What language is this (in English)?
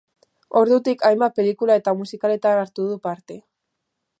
Basque